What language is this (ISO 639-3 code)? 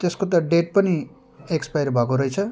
nep